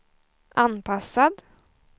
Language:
Swedish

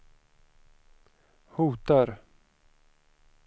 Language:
Swedish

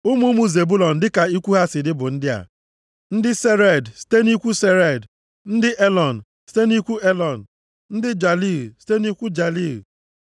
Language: Igbo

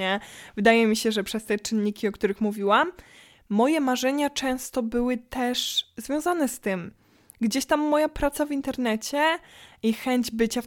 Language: Polish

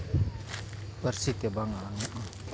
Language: Santali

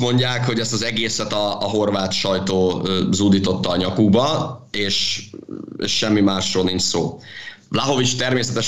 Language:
Hungarian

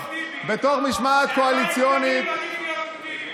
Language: Hebrew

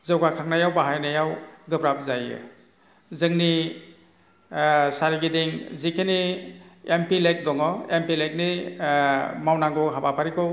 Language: Bodo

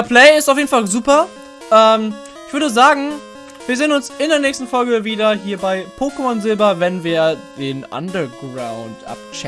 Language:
German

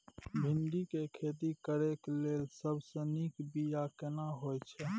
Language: Maithili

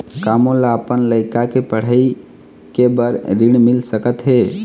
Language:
Chhattisgarhi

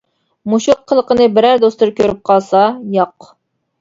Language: Uyghur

